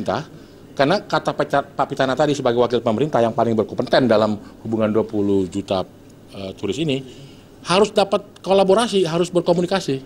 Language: Indonesian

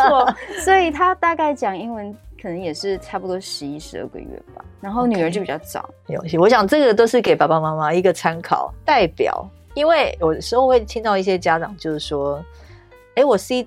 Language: Chinese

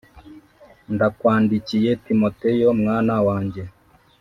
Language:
Kinyarwanda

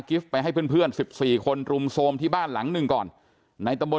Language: Thai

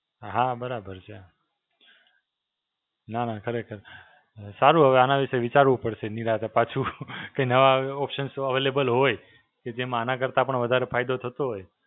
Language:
Gujarati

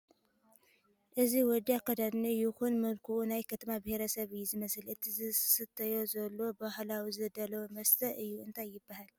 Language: Tigrinya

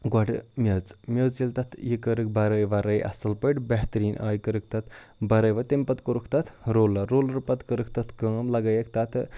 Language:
Kashmiri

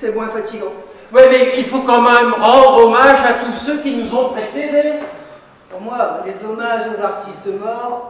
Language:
French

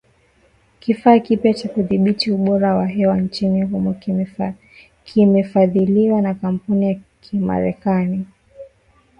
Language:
Swahili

